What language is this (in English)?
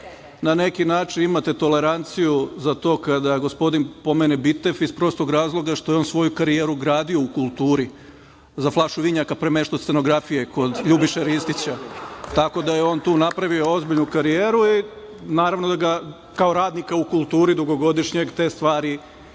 Serbian